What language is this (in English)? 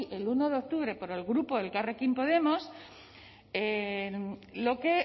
Spanish